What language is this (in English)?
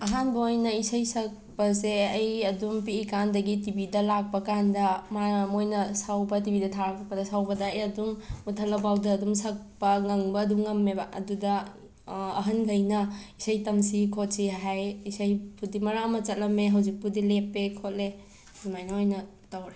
Manipuri